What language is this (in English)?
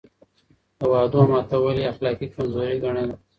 Pashto